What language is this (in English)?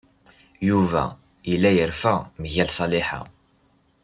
Kabyle